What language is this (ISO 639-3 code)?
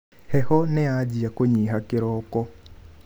kik